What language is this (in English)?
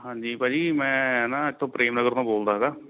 Punjabi